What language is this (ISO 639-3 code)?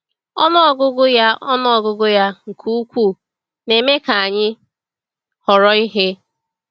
ibo